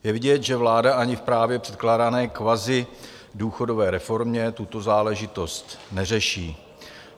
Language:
Czech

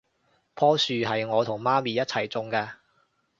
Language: Cantonese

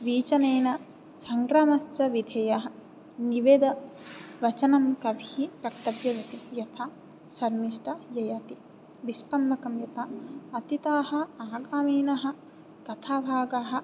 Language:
Sanskrit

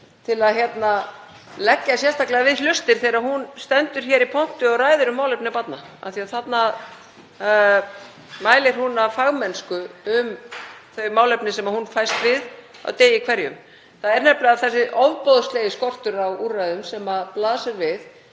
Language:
Icelandic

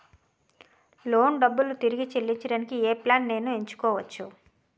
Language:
Telugu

